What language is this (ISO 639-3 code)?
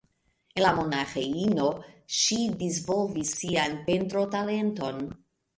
epo